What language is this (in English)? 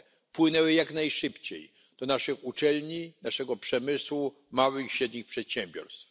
Polish